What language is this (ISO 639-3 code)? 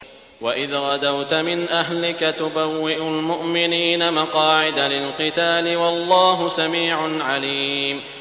ara